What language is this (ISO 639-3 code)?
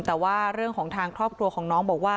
tha